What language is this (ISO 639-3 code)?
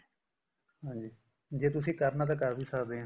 pan